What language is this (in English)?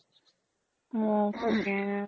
Assamese